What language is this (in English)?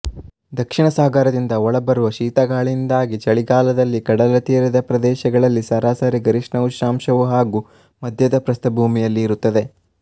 Kannada